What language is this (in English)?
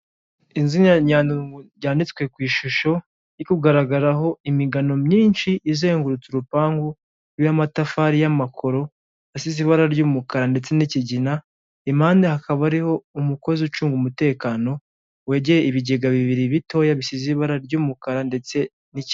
Kinyarwanda